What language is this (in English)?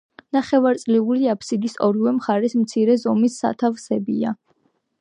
Georgian